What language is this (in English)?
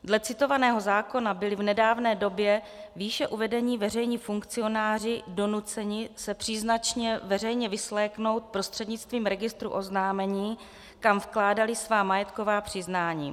Czech